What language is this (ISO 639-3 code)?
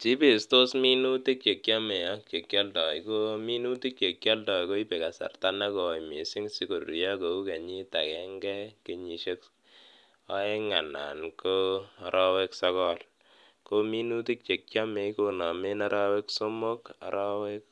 kln